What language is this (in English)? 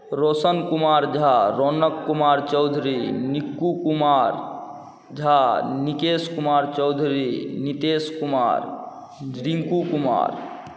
Maithili